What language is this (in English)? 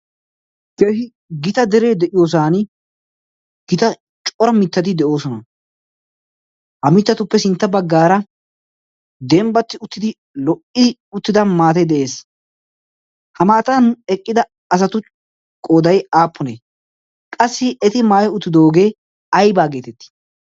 Wolaytta